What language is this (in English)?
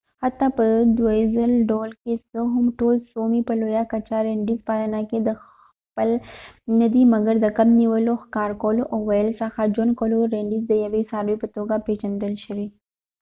Pashto